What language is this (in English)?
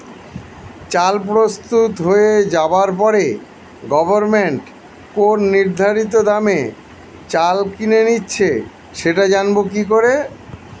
Bangla